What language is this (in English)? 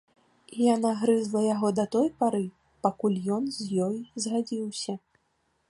Belarusian